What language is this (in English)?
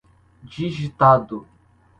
Portuguese